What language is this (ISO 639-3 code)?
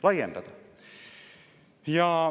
est